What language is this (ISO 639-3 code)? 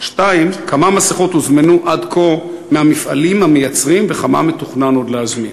heb